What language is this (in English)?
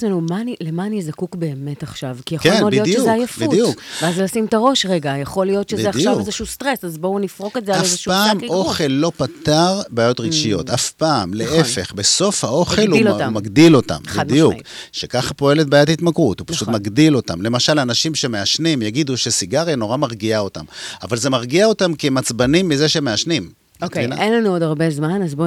Hebrew